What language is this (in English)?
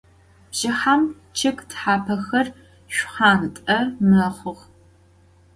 Adyghe